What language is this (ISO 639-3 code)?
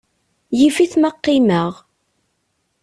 kab